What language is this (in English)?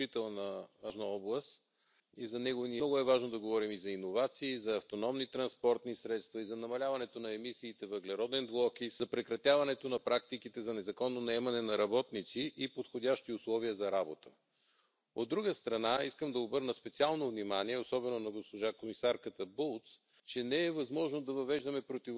Finnish